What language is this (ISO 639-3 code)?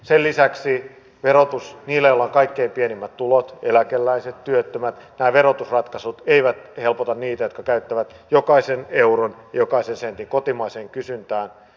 fin